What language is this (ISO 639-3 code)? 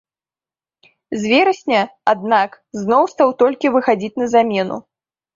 bel